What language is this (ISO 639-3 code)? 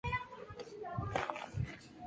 spa